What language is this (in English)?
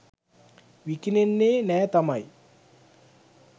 Sinhala